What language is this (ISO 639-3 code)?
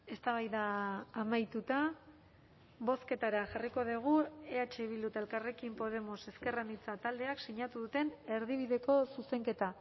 eus